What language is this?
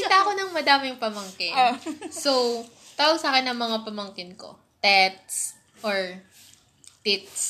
Filipino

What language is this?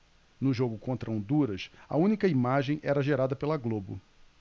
Portuguese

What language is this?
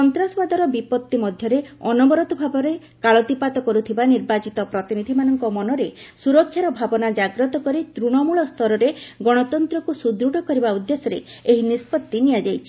Odia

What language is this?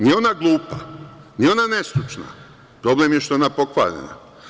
Serbian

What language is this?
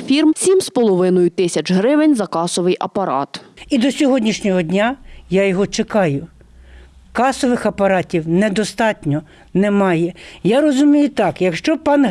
Ukrainian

